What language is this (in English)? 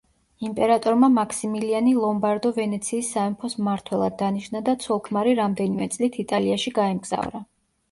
Georgian